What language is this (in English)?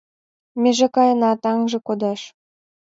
Mari